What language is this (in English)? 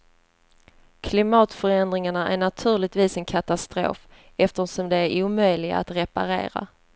Swedish